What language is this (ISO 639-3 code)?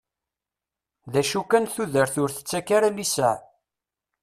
kab